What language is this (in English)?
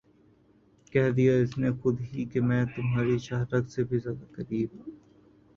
Urdu